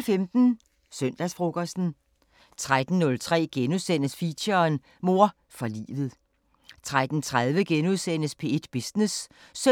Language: Danish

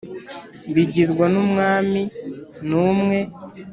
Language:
Kinyarwanda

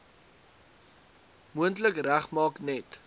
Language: Afrikaans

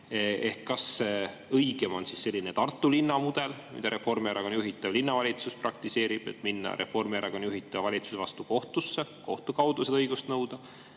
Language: Estonian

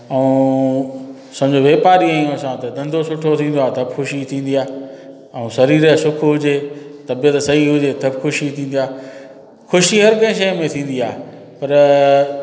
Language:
Sindhi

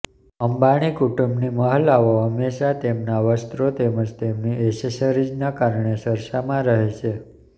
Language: Gujarati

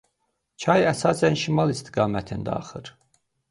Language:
Azerbaijani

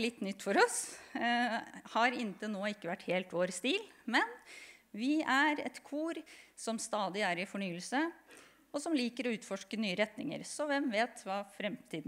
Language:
Norwegian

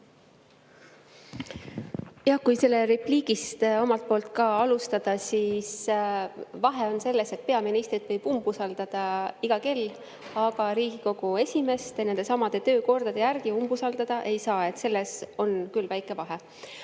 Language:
Estonian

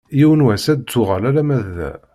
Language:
Kabyle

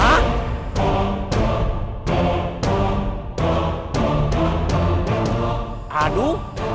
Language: Indonesian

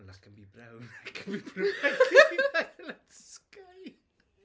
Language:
Welsh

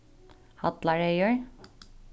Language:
Faroese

